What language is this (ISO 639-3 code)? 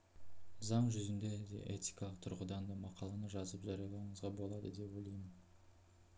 kaz